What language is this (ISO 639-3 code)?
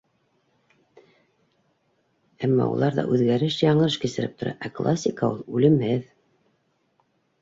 bak